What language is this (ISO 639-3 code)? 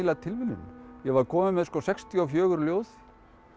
isl